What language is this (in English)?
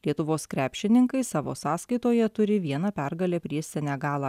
Lithuanian